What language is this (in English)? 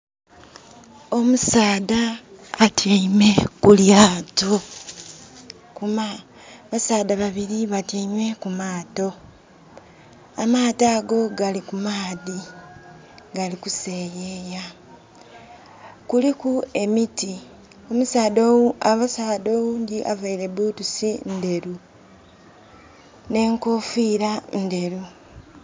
Soga